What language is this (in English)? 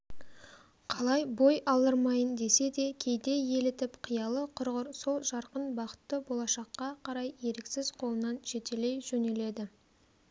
Kazakh